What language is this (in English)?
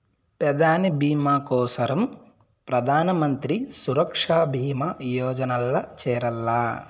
Telugu